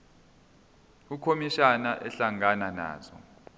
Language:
Zulu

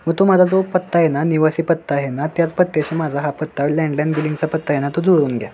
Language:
Marathi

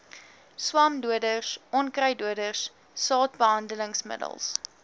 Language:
Afrikaans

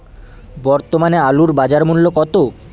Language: Bangla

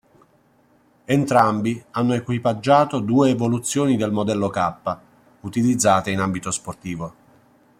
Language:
Italian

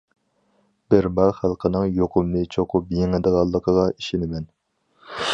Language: Uyghur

